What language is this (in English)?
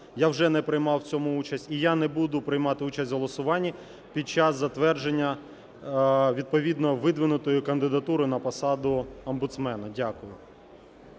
Ukrainian